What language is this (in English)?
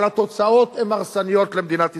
Hebrew